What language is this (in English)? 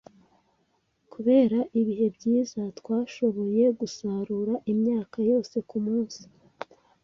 Kinyarwanda